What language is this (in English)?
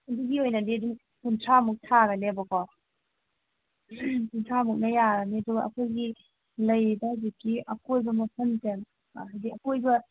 Manipuri